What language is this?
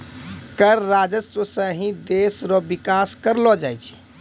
Maithili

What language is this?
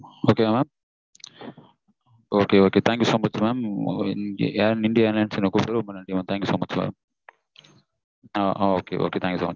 Tamil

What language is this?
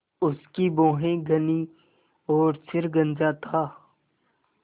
Hindi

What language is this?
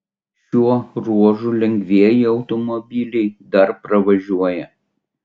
Lithuanian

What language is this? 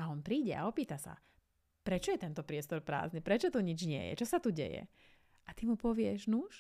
Slovak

